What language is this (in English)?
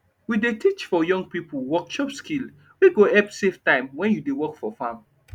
Nigerian Pidgin